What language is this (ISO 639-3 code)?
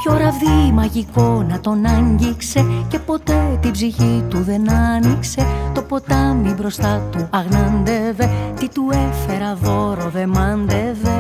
ell